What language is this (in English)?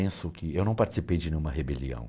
Portuguese